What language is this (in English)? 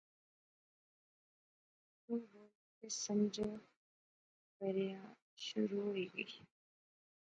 Pahari-Potwari